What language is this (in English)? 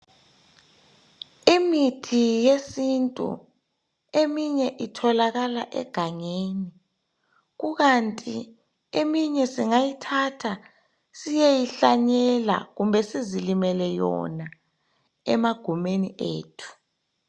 North Ndebele